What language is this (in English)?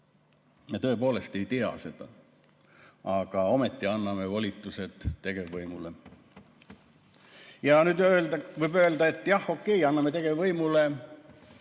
Estonian